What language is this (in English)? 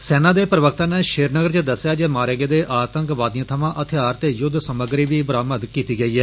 Dogri